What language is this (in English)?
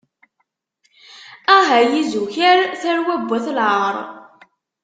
Kabyle